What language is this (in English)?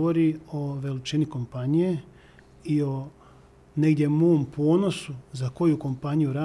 Croatian